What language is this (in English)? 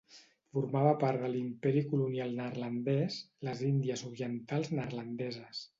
Catalan